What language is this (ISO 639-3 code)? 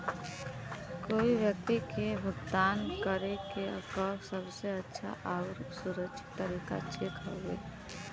bho